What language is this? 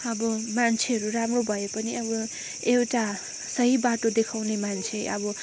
Nepali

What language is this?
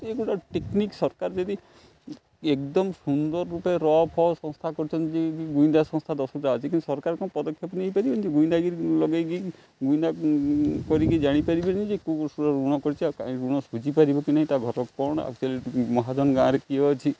Odia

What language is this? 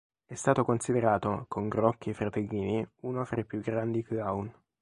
Italian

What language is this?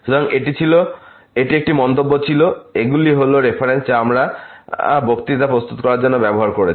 Bangla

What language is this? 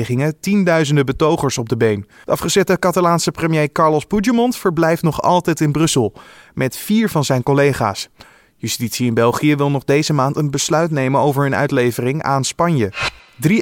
Dutch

